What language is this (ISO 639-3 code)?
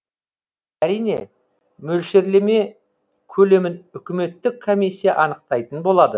kaz